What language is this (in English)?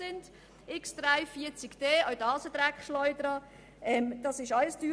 Swiss German